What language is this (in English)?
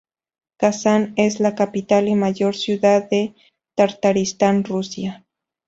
Spanish